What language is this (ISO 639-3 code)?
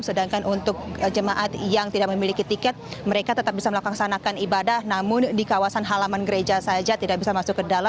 ind